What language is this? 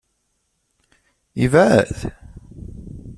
Kabyle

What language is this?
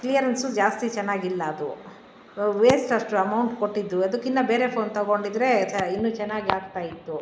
Kannada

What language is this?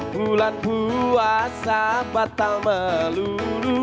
Indonesian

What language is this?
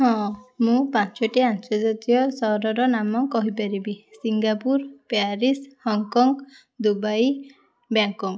Odia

